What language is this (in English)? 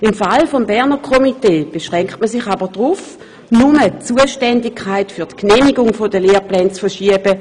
Swiss German